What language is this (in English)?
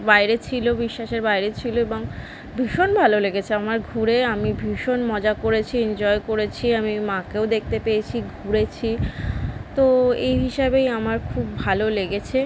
Bangla